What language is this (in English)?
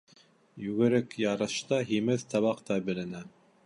Bashkir